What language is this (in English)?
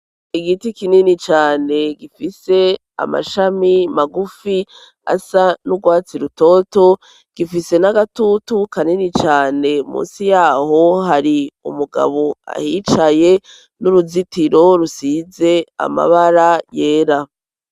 Rundi